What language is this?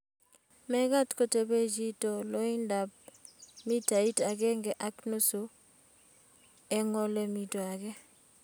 Kalenjin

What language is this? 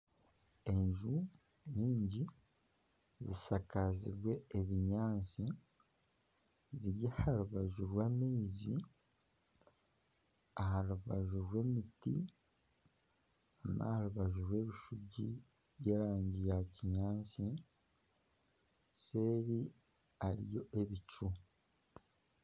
Nyankole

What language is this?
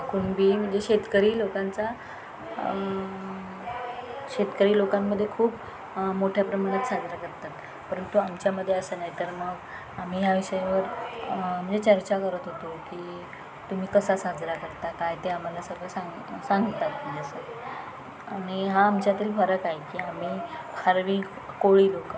Marathi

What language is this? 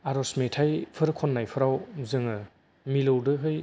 Bodo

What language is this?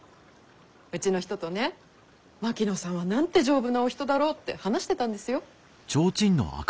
Japanese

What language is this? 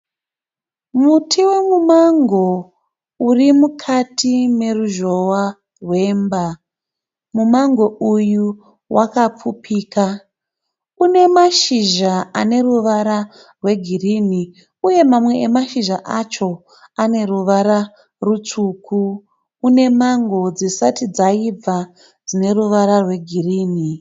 Shona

